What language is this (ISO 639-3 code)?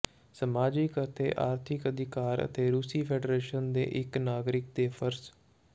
pan